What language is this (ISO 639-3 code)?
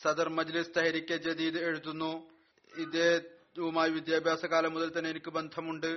mal